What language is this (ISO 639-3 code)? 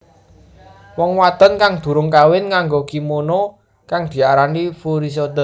jav